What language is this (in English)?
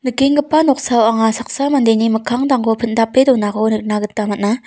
Garo